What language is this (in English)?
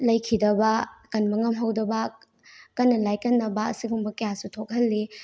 Manipuri